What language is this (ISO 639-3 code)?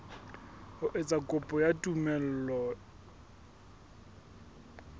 sot